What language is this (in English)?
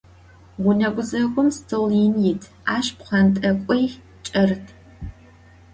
Adyghe